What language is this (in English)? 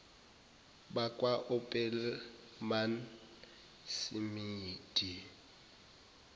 Zulu